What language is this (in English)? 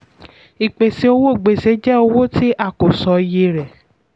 Yoruba